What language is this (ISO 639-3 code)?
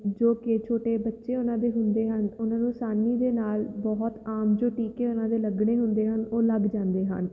pan